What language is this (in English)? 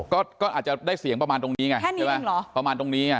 Thai